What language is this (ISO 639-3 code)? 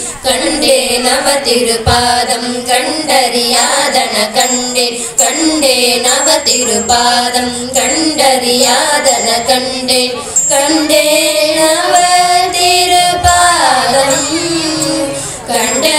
tam